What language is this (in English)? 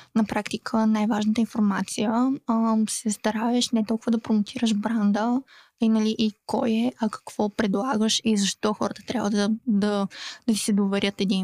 Bulgarian